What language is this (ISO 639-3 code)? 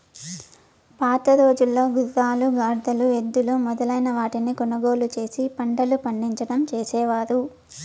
tel